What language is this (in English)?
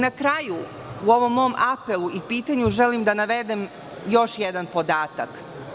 Serbian